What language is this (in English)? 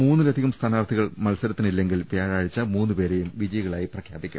Malayalam